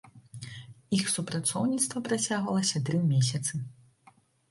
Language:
Belarusian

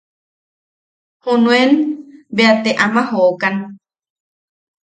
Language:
Yaqui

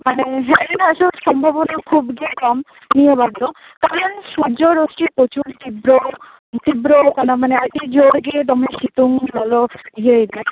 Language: Santali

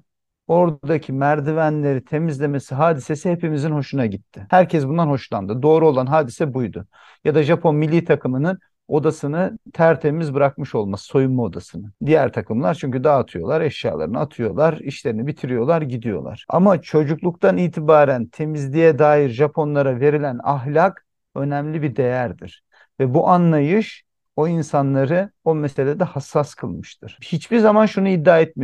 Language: Turkish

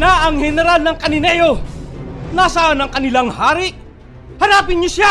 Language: Filipino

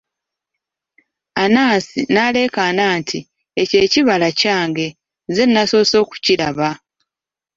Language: Ganda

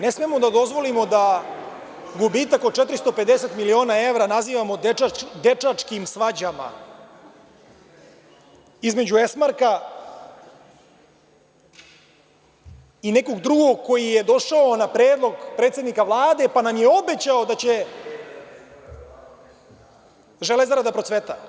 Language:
Serbian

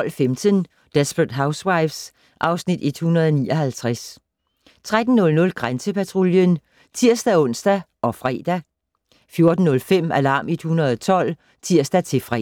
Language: Danish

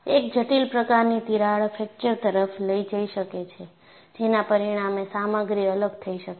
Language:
Gujarati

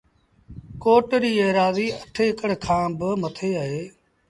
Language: Sindhi Bhil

